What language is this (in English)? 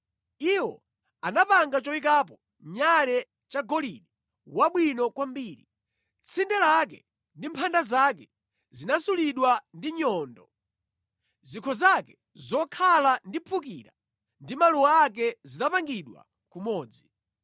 Nyanja